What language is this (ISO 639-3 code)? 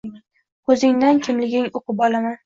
uzb